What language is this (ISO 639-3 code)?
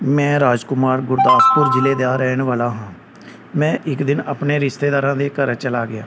pan